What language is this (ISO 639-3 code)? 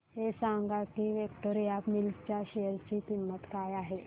mar